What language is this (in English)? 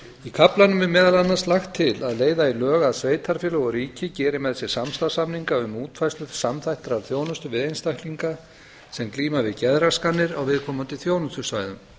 Icelandic